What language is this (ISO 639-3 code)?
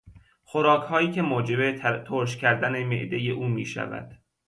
fas